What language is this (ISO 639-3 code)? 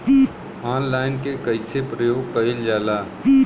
bho